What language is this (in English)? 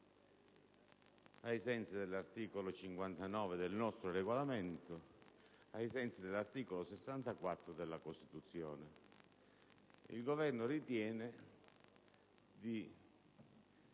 Italian